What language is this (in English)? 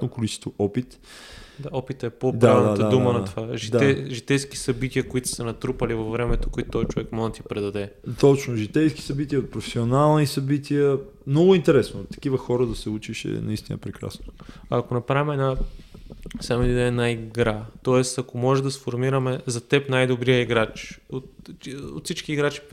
Bulgarian